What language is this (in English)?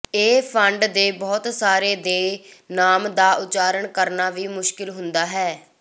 Punjabi